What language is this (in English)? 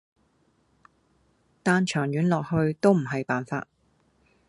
Cantonese